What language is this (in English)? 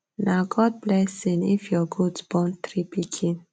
Nigerian Pidgin